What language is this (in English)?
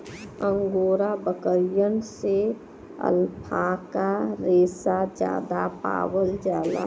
Bhojpuri